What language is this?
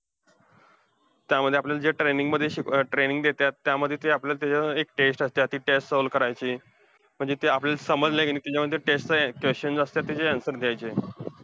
Marathi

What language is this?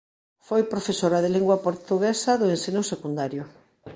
Galician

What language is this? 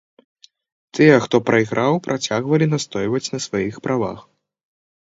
Belarusian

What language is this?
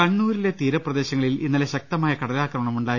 Malayalam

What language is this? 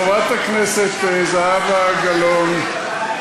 Hebrew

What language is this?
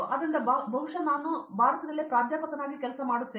Kannada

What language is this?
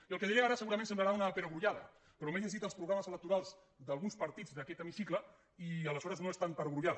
Catalan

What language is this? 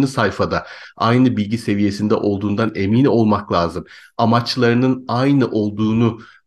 Turkish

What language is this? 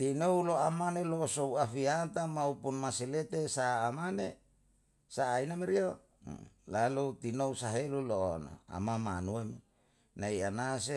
Yalahatan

